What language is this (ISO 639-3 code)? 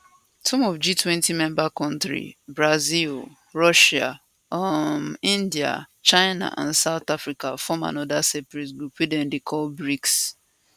pcm